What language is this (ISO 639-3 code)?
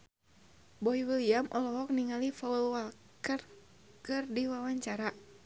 sun